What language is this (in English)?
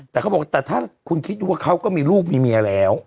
Thai